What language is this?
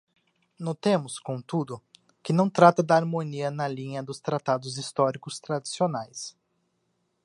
Portuguese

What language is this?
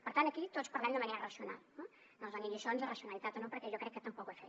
Catalan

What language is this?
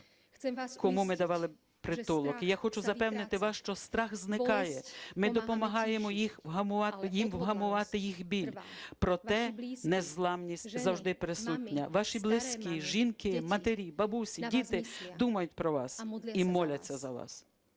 Ukrainian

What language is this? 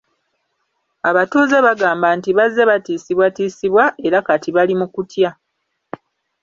Ganda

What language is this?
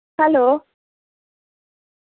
Dogri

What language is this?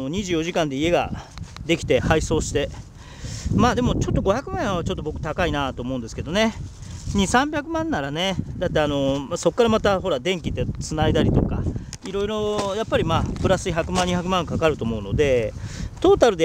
Japanese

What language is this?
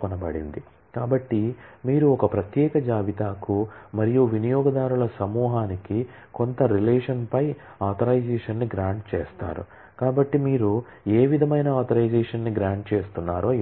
Telugu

